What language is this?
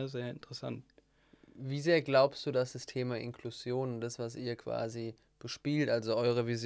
German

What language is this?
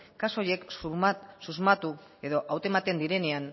Basque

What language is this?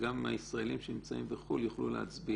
Hebrew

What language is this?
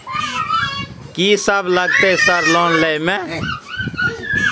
Maithili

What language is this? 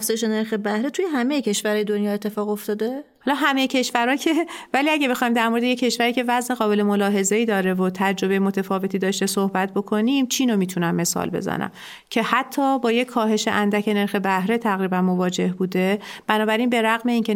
Persian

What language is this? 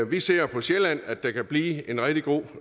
Danish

